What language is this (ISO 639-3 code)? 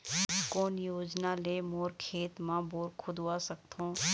hne